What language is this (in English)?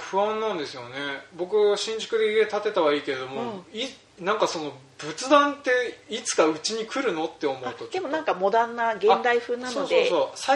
Japanese